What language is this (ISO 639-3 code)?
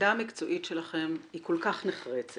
heb